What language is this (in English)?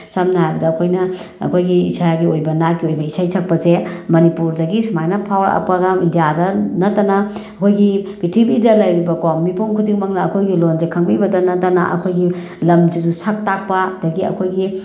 Manipuri